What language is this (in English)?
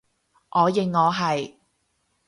Cantonese